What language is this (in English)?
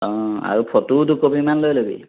Assamese